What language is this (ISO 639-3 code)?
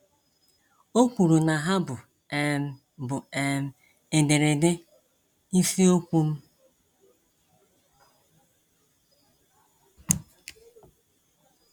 ibo